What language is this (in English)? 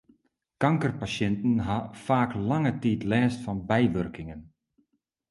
Western Frisian